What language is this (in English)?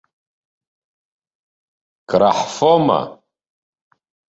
Abkhazian